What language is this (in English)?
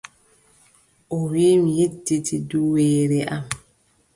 Adamawa Fulfulde